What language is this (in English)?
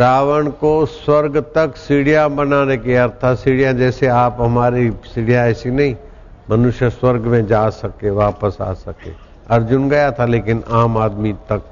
Hindi